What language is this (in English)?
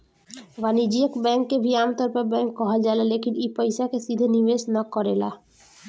Bhojpuri